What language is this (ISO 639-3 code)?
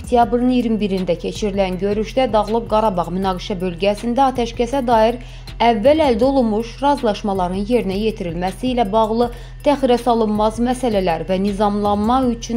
tur